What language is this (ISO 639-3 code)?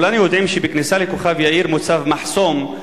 heb